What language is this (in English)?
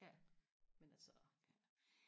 Danish